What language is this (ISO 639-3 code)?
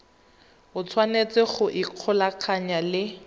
tsn